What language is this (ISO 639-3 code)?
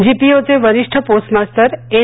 mar